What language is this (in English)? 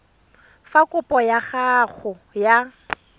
Tswana